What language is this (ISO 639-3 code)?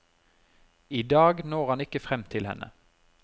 nor